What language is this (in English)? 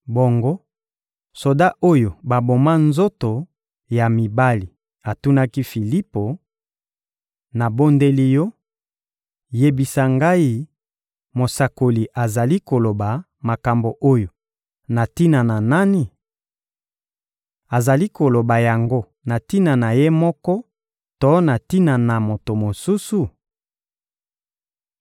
Lingala